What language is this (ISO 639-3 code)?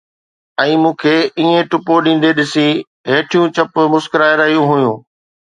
snd